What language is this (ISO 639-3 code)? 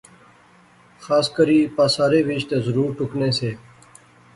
phr